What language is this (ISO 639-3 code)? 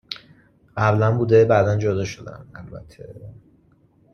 fas